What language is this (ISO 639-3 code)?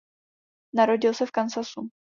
ces